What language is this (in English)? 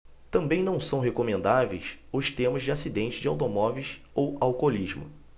Portuguese